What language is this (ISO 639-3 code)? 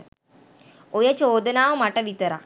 sin